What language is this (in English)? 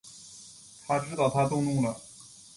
Chinese